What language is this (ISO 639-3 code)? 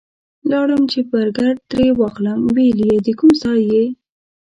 pus